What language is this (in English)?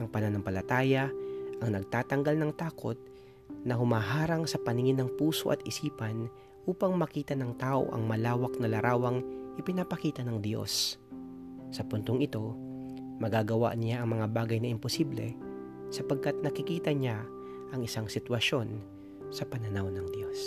Filipino